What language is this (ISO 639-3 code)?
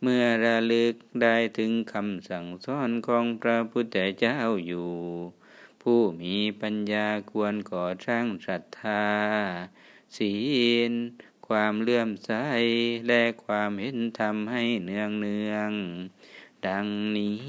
tha